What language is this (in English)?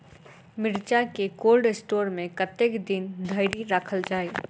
Maithili